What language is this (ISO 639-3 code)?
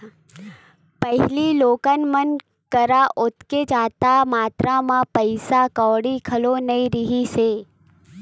hne